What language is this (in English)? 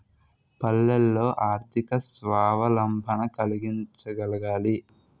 Telugu